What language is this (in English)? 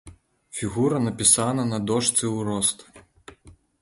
Belarusian